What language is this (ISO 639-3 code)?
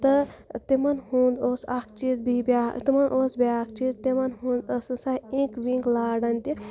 kas